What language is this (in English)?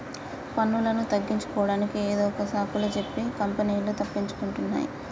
Telugu